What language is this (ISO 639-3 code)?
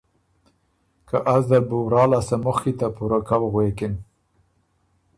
oru